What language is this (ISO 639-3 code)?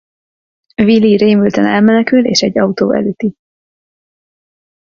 hun